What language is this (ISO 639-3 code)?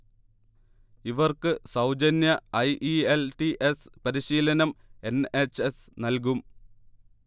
mal